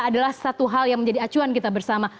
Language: Indonesian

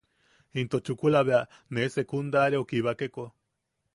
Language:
Yaqui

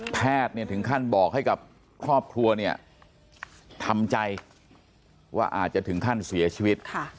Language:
Thai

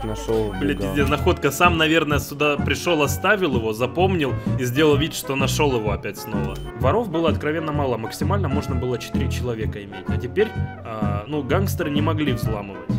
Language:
Russian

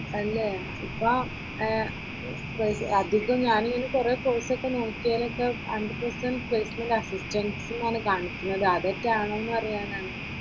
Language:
Malayalam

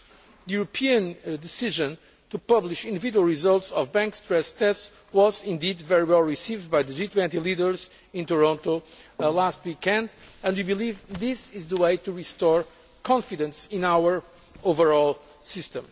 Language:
English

